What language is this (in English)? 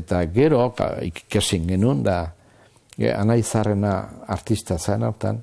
Basque